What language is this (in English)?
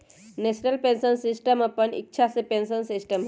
Magahi